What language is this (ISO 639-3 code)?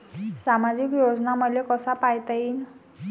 mar